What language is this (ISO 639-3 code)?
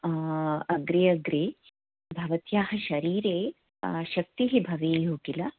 san